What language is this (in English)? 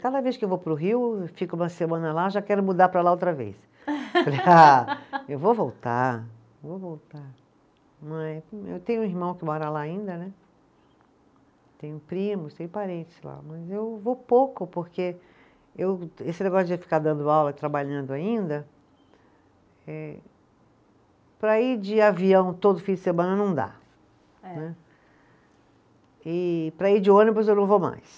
Portuguese